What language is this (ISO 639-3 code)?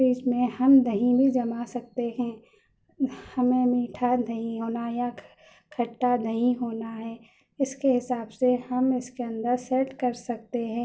urd